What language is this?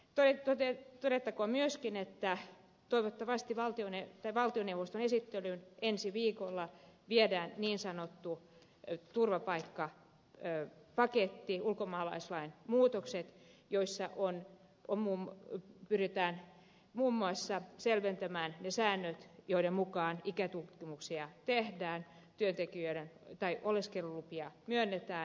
Finnish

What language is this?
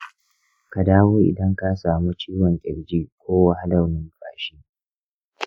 Hausa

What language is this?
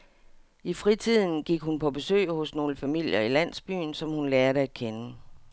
Danish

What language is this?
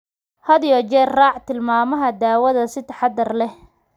Somali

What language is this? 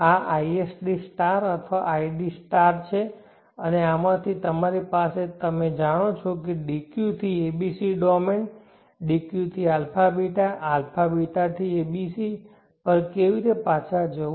Gujarati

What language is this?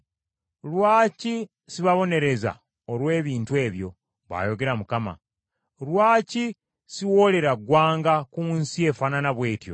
Ganda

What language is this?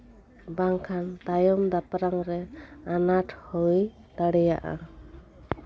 Santali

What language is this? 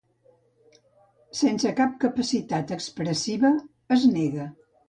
Catalan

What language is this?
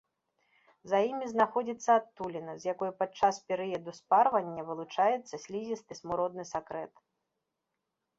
Belarusian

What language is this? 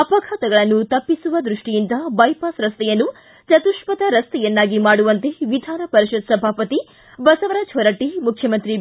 Kannada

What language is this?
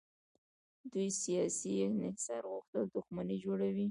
Pashto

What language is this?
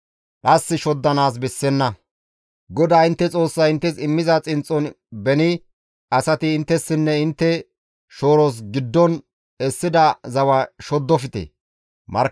Gamo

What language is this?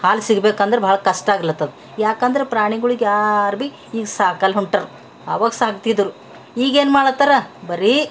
Kannada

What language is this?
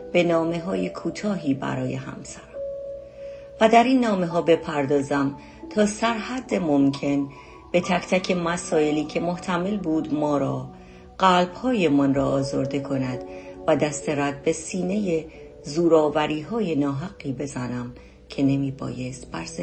Persian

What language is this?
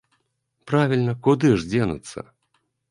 Belarusian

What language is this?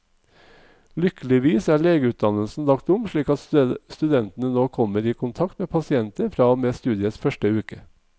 Norwegian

